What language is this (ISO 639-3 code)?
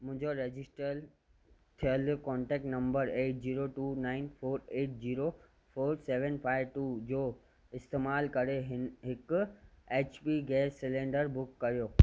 snd